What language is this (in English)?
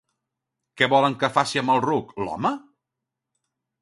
Catalan